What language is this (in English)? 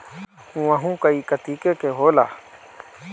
Bhojpuri